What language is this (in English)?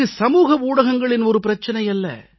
Tamil